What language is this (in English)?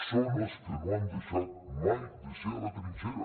Catalan